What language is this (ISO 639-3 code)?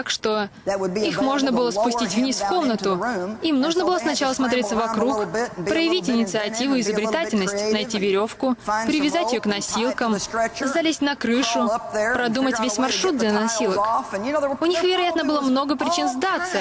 rus